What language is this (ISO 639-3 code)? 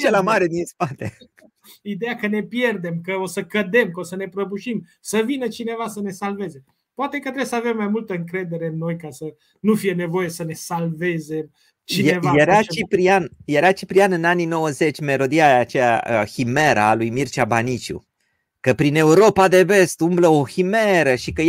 ron